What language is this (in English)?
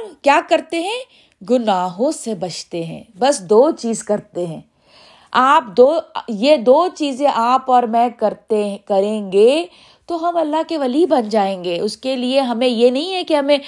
Urdu